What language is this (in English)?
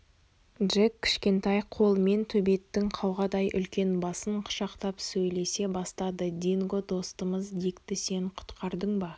Kazakh